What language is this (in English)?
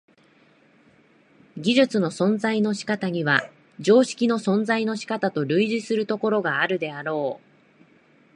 Japanese